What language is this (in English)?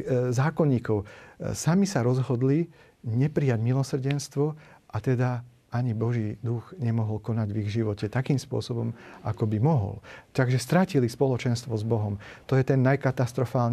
Slovak